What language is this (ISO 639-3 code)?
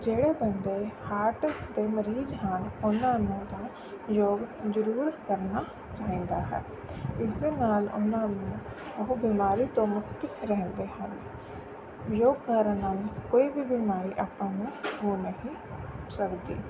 pan